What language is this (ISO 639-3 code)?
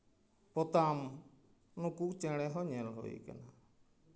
sat